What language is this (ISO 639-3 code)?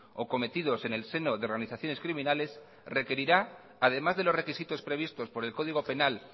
spa